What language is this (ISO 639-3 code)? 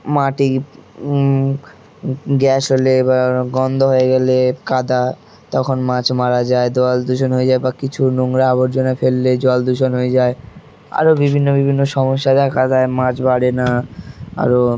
ben